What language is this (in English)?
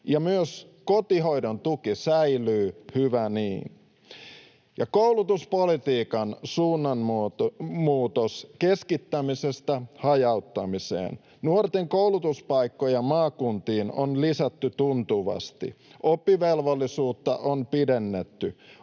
Finnish